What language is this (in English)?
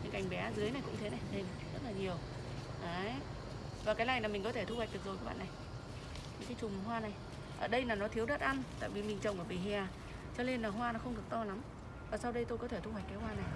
Vietnamese